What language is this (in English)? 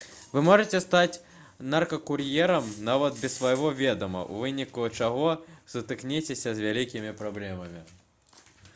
Belarusian